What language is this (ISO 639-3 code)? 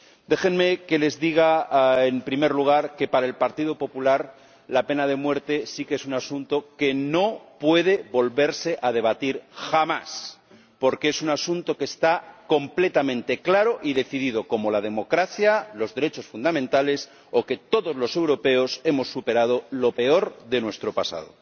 spa